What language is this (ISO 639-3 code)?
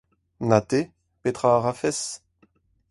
bre